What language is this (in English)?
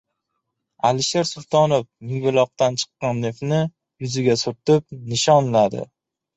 Uzbek